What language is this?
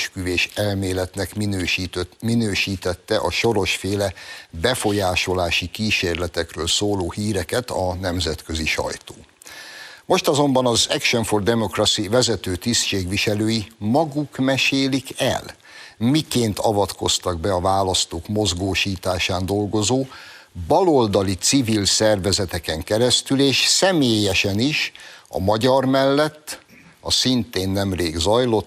Hungarian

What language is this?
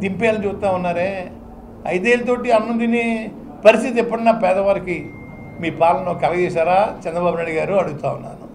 Telugu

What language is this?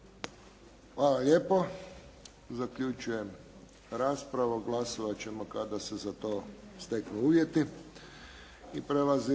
Croatian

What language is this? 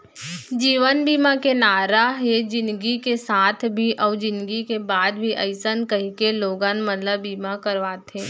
Chhattisgarhi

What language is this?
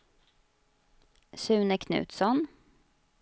Swedish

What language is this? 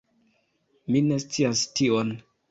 Esperanto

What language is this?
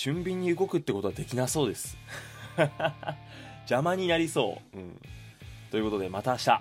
Japanese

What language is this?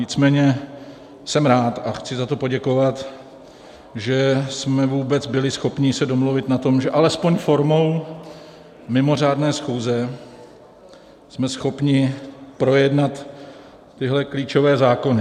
Czech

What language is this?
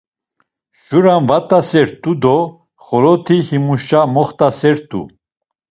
Laz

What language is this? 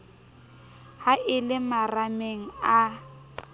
Southern Sotho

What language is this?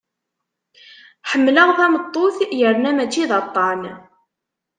Kabyle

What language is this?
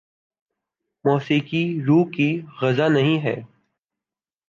Urdu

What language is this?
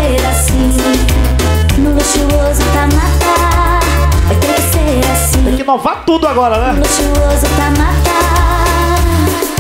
Portuguese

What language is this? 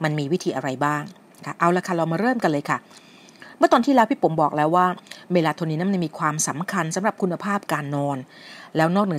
Thai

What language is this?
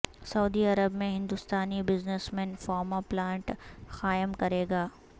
Urdu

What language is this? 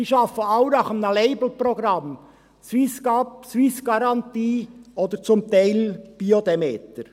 Swiss German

